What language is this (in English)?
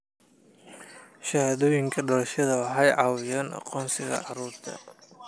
Somali